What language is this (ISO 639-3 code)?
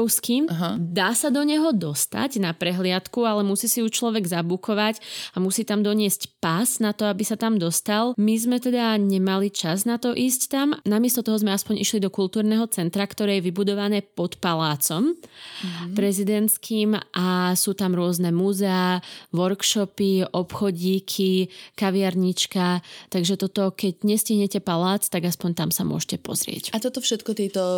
slk